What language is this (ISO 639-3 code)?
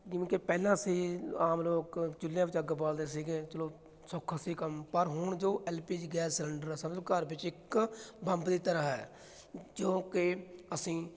pan